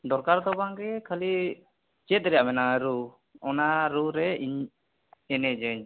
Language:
Santali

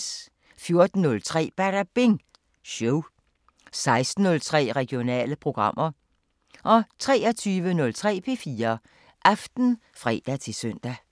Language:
Danish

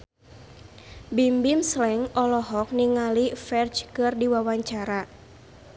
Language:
Sundanese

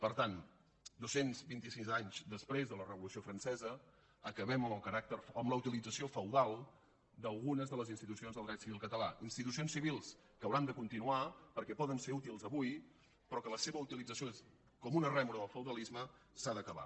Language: Catalan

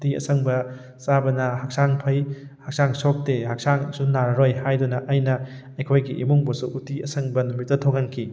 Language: Manipuri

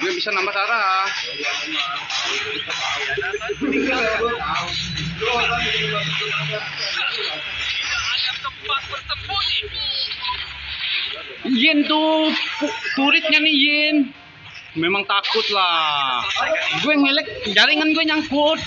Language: Indonesian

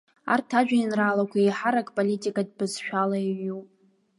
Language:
Abkhazian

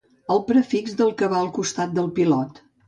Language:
Catalan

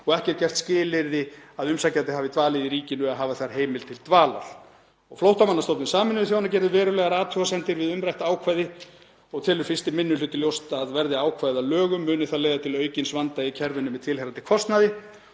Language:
Icelandic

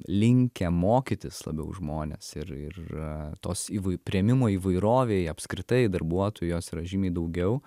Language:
Lithuanian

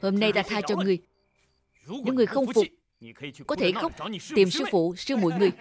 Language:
Vietnamese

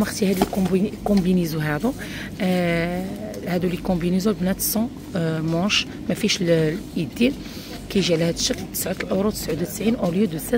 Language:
Arabic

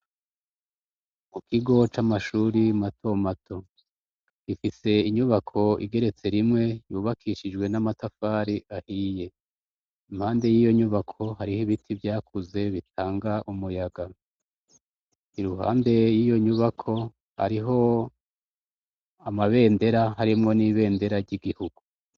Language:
Rundi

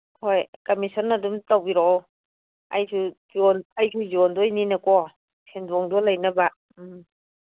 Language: Manipuri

